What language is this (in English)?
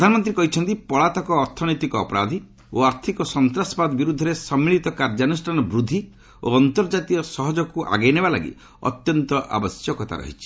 Odia